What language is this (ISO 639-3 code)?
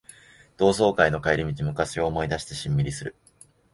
jpn